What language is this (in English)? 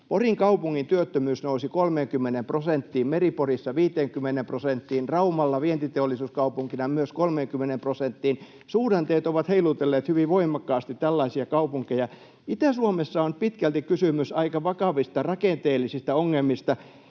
Finnish